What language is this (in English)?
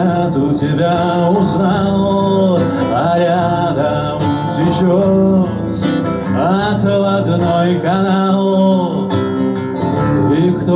Russian